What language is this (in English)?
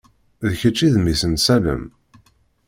Kabyle